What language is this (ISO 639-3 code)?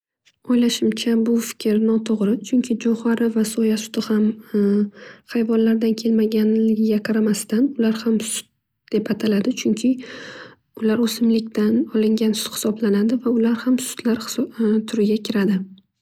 uzb